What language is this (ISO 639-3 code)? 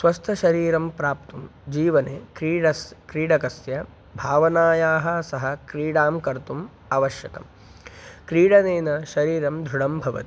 san